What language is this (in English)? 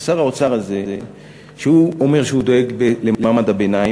Hebrew